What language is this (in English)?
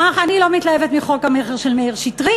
Hebrew